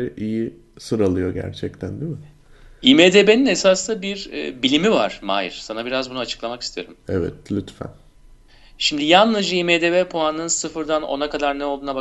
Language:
Turkish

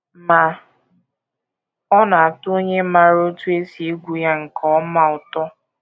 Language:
Igbo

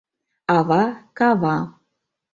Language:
Mari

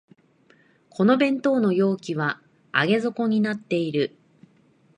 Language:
Japanese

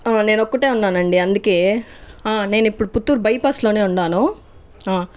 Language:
Telugu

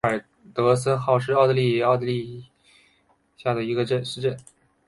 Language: Chinese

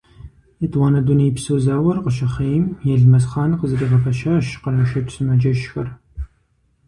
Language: Kabardian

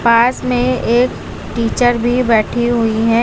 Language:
Hindi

